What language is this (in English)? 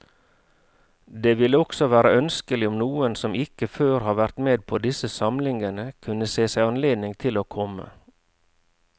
Norwegian